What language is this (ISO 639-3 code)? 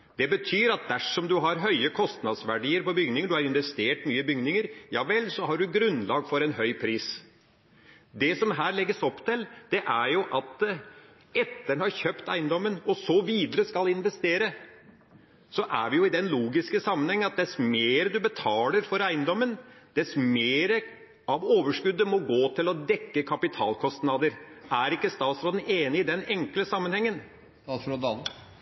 nob